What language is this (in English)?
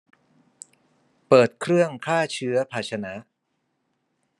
Thai